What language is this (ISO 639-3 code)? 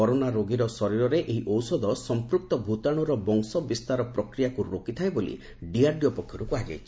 ori